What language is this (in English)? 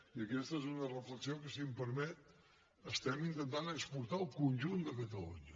Catalan